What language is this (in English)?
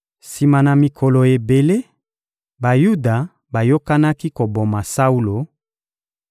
Lingala